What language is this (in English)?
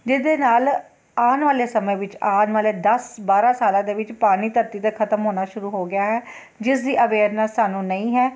Punjabi